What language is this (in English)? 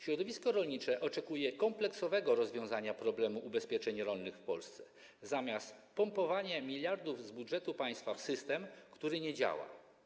Polish